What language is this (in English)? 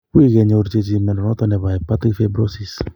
Kalenjin